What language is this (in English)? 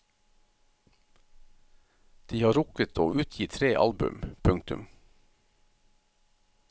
Norwegian